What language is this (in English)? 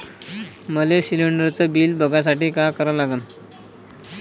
Marathi